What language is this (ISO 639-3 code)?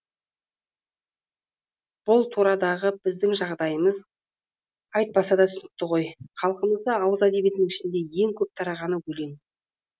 kaz